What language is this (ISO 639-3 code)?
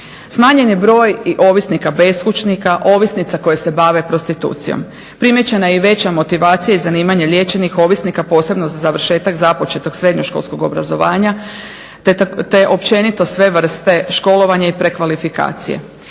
hrv